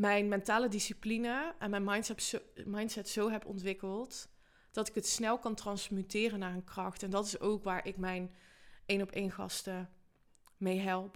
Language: Dutch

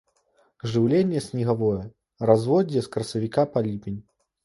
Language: Belarusian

